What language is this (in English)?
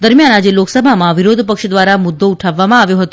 Gujarati